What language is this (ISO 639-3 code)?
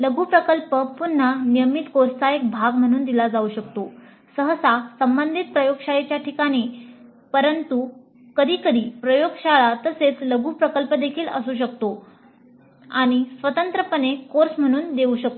mar